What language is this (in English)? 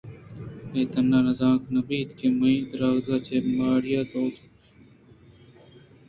Eastern Balochi